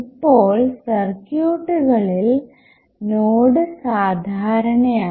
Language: Malayalam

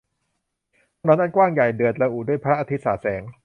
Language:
Thai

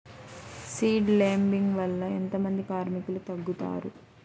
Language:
Telugu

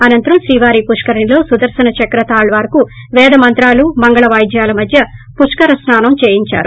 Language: Telugu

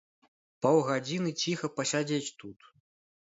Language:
Belarusian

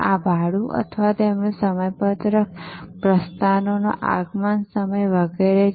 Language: Gujarati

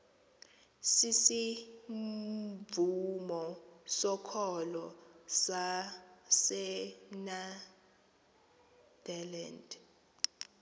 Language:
Xhosa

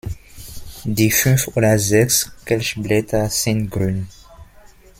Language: German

